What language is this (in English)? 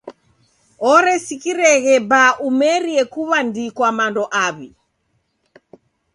Taita